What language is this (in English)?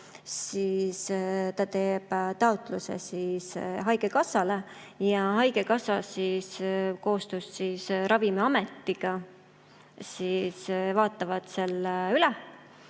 Estonian